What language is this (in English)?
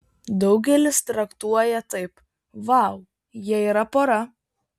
Lithuanian